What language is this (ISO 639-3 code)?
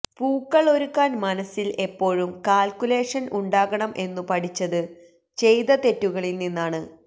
mal